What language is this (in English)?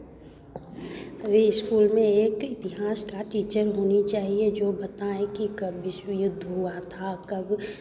Hindi